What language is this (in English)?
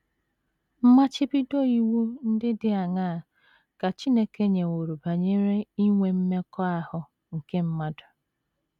Igbo